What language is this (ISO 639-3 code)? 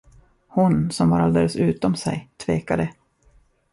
swe